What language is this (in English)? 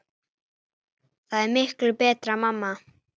Icelandic